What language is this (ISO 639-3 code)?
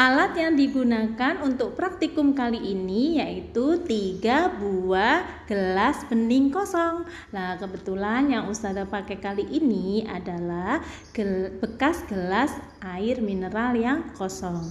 ind